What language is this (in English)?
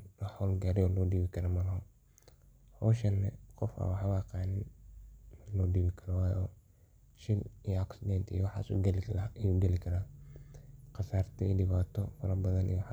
Somali